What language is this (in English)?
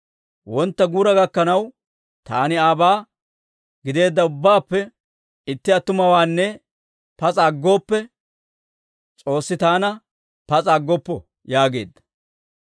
Dawro